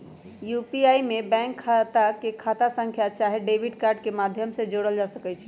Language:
Magahi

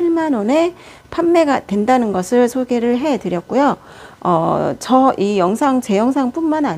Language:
Korean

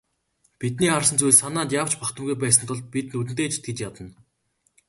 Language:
Mongolian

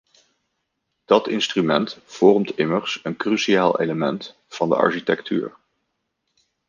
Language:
Dutch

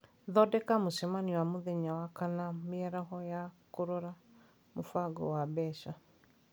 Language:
Kikuyu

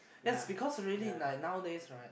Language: English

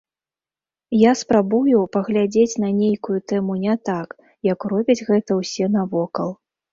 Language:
Belarusian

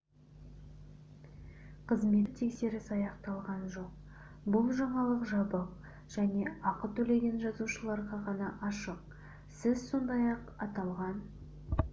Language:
Kazakh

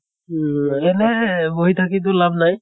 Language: Assamese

